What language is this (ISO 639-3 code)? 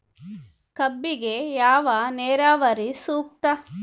kan